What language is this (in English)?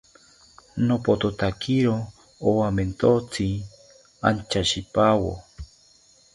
South Ucayali Ashéninka